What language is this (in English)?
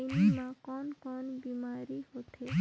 Chhattisgarhi